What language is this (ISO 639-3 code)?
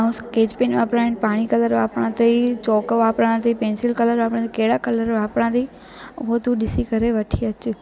snd